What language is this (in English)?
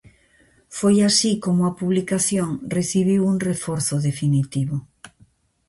Galician